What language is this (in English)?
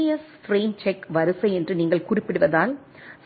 Tamil